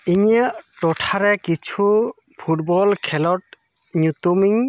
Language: Santali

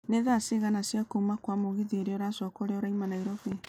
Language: Kikuyu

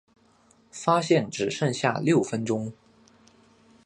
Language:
Chinese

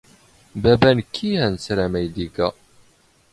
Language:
Standard Moroccan Tamazight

